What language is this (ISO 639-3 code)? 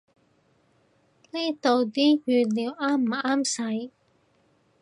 yue